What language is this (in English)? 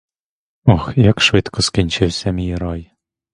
Ukrainian